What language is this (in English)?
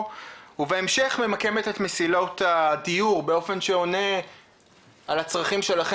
Hebrew